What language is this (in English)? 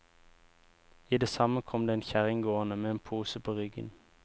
Norwegian